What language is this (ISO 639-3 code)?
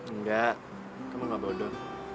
ind